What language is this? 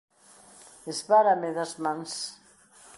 Galician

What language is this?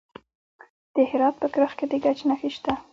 Pashto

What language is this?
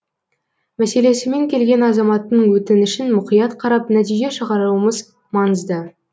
Kazakh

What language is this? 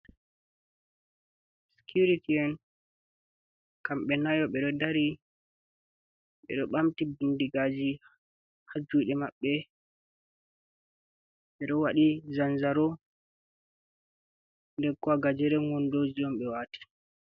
Fula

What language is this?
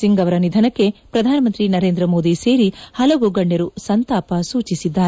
Kannada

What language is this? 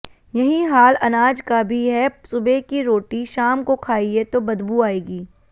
Hindi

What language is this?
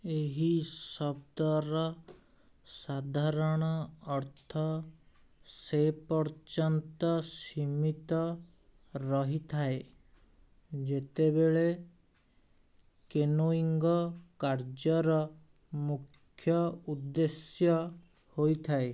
Odia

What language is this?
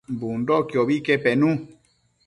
Matsés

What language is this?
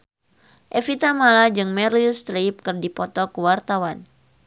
Sundanese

